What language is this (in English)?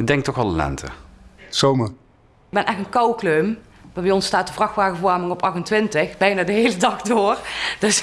Dutch